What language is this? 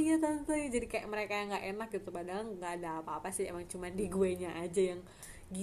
Indonesian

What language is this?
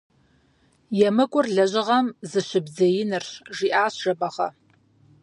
Kabardian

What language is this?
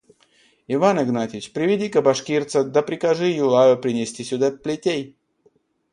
Russian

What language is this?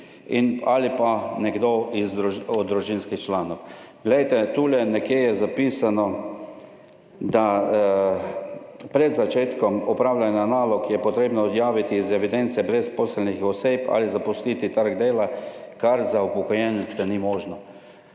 Slovenian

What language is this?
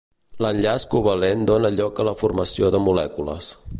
Catalan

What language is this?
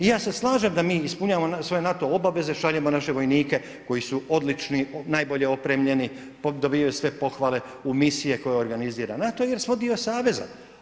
Croatian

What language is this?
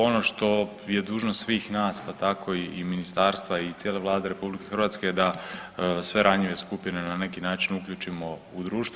Croatian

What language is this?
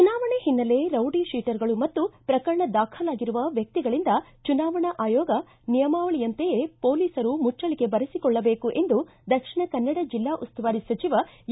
Kannada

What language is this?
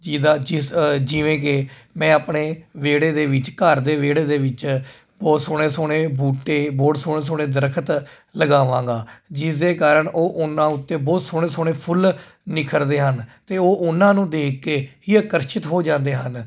Punjabi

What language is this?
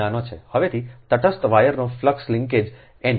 Gujarati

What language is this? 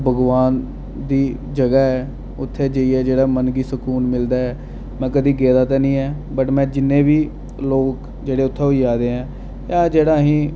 Dogri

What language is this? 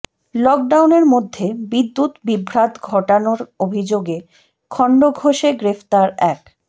Bangla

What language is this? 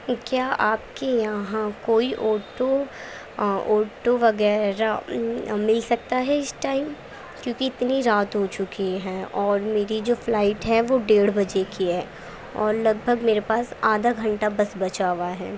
Urdu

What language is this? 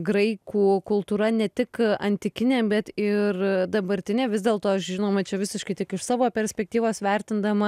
Lithuanian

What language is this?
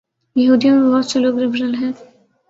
Urdu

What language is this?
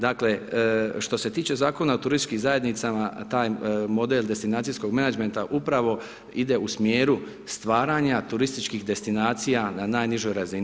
Croatian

